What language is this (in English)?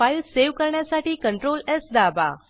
Marathi